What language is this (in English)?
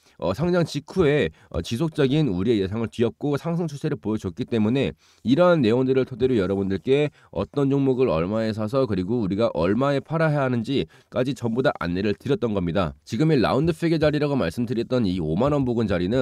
Korean